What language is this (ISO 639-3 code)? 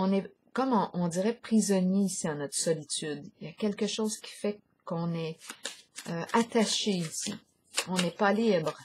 fra